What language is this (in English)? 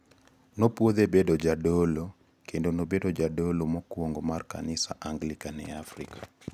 Luo (Kenya and Tanzania)